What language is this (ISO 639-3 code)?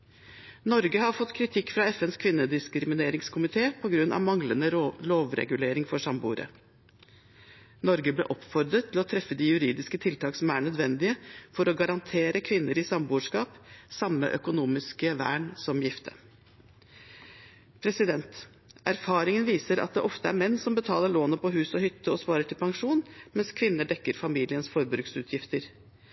nob